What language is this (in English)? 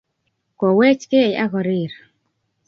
Kalenjin